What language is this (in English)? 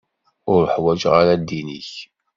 Kabyle